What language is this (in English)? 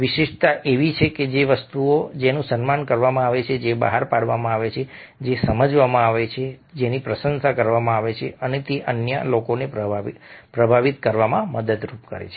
Gujarati